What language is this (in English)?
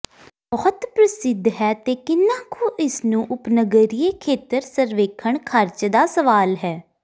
Punjabi